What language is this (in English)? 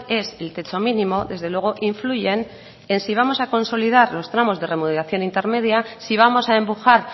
Spanish